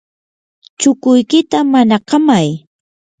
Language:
Yanahuanca Pasco Quechua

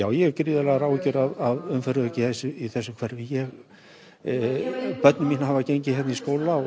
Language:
Icelandic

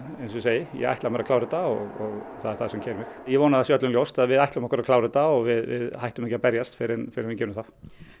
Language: Icelandic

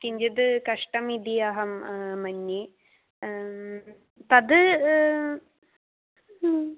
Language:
Sanskrit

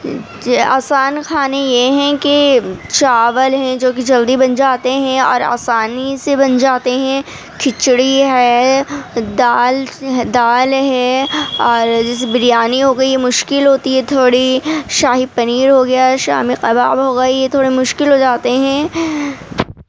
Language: Urdu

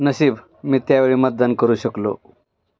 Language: Marathi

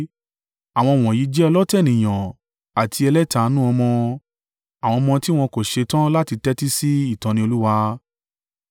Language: Yoruba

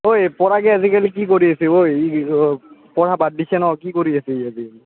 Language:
Assamese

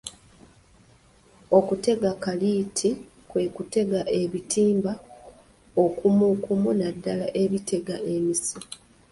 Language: Ganda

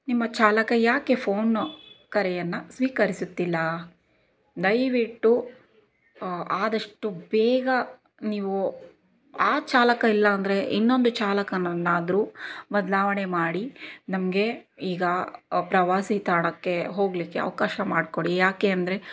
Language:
Kannada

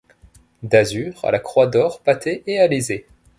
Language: French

